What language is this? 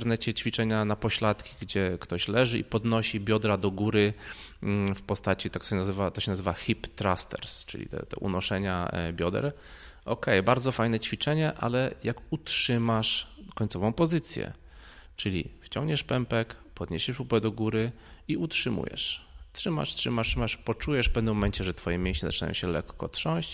Polish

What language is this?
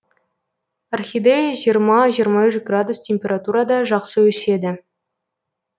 Kazakh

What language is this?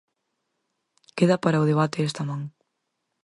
Galician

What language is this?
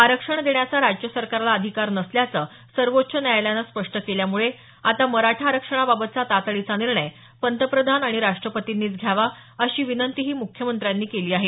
Marathi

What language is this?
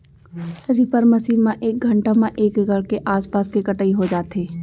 Chhattisgarhi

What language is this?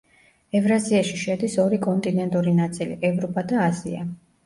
Georgian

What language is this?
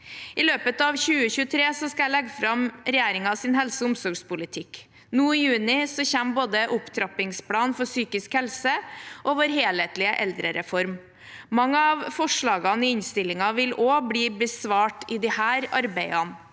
Norwegian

